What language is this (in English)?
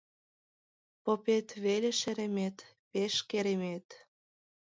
Mari